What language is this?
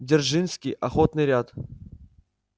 Russian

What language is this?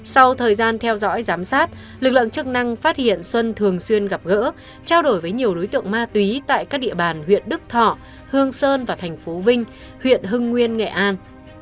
Vietnamese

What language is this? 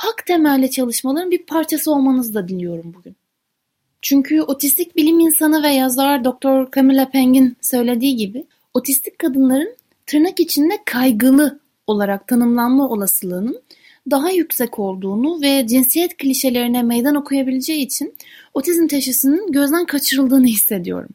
Turkish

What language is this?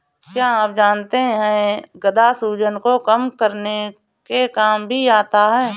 Hindi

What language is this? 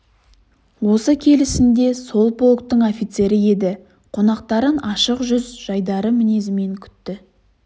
Kazakh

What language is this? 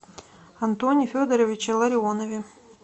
Russian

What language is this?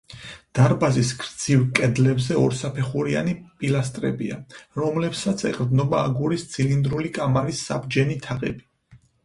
Georgian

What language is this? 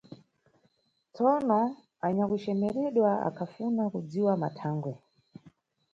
Nyungwe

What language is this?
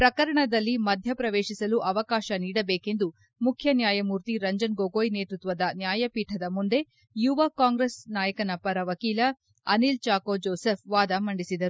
Kannada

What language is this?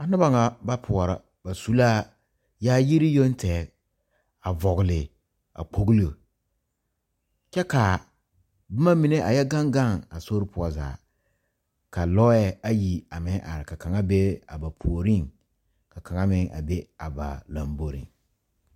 Southern Dagaare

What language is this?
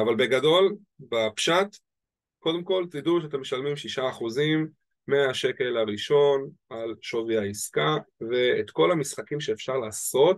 Hebrew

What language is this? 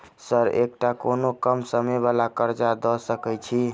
Maithili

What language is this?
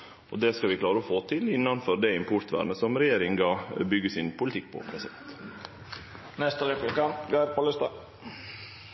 Norwegian Nynorsk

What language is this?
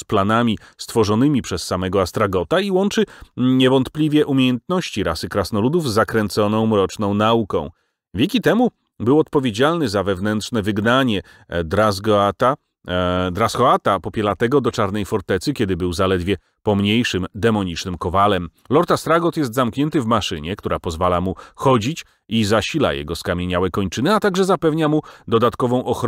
Polish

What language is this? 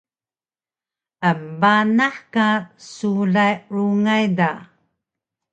Taroko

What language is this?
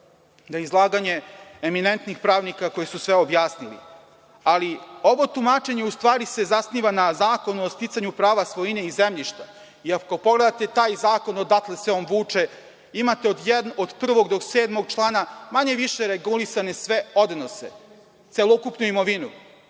Serbian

